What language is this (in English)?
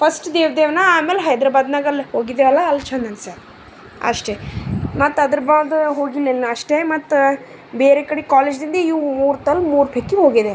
Kannada